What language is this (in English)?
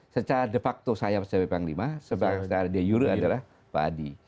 Indonesian